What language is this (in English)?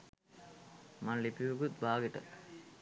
Sinhala